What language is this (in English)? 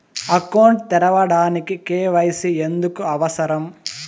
Telugu